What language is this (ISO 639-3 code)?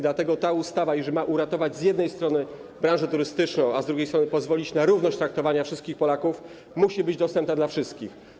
pol